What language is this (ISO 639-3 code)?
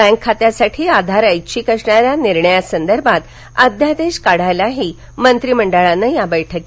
mar